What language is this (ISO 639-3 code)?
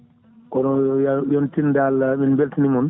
ful